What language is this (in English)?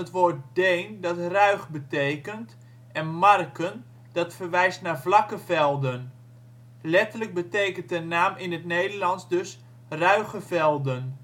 Dutch